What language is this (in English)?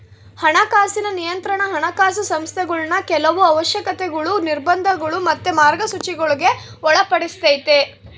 Kannada